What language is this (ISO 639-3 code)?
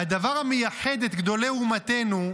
heb